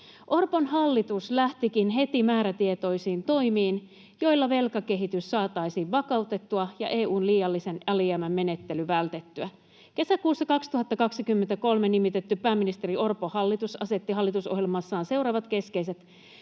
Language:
Finnish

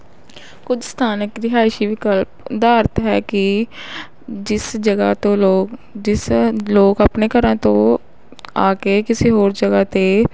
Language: Punjabi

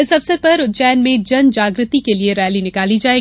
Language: Hindi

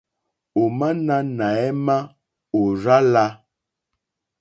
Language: Mokpwe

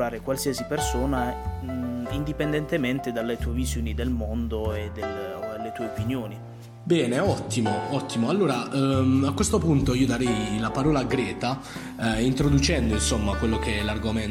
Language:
Italian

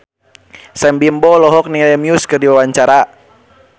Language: Sundanese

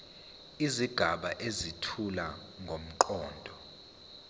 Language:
Zulu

